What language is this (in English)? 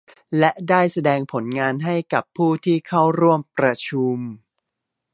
Thai